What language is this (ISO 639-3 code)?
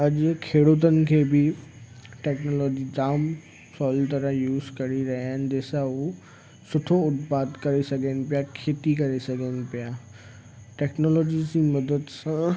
snd